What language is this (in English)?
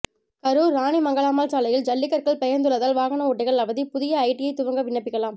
Tamil